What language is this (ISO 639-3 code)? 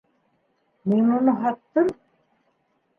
bak